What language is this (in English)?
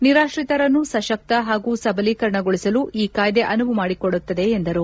Kannada